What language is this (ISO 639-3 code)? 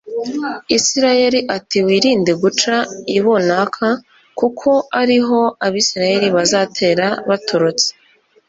kin